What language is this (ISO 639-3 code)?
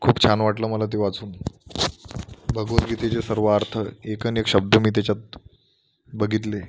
mar